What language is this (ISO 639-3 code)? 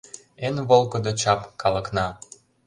chm